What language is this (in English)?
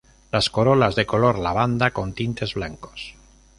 Spanish